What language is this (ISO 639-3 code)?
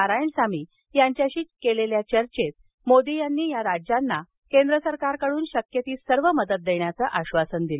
mar